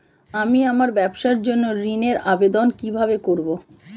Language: Bangla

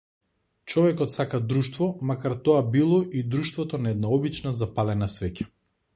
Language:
Macedonian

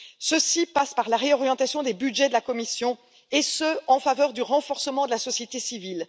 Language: French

